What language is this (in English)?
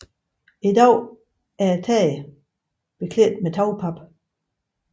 Danish